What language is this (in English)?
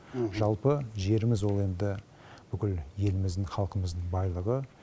Kazakh